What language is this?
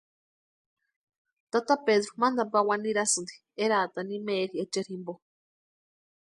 Western Highland Purepecha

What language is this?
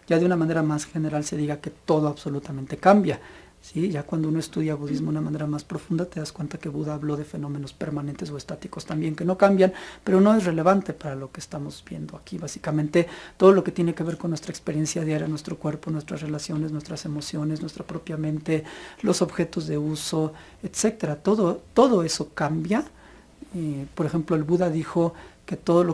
Spanish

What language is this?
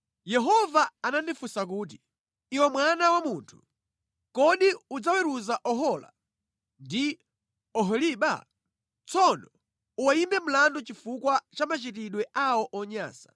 Nyanja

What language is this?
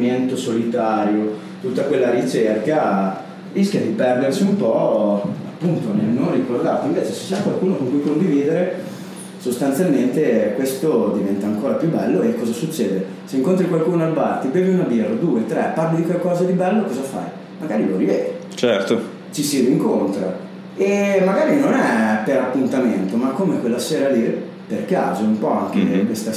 Italian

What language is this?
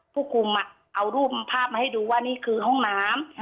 Thai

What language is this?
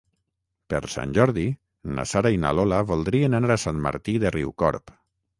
Catalan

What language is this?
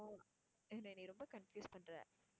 Tamil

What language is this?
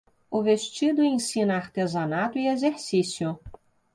Portuguese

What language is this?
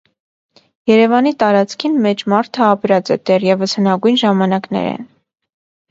Armenian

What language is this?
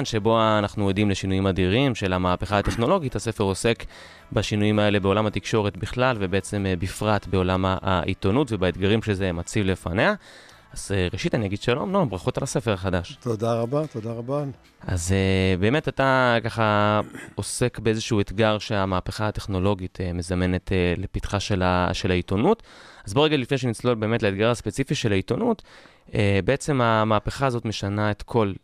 Hebrew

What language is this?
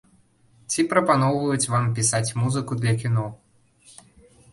Belarusian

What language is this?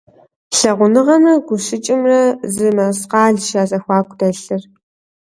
Kabardian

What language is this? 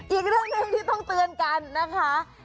Thai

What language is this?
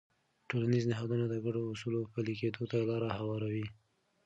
Pashto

